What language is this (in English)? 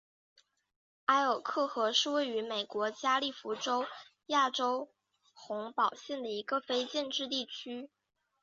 Chinese